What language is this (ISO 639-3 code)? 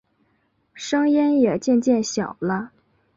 zho